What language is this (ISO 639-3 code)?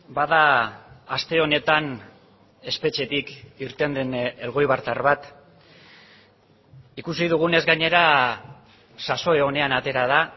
eus